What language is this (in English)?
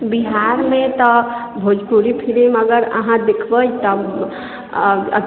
Maithili